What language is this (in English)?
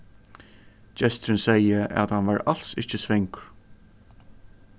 Faroese